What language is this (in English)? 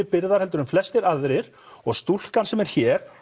Icelandic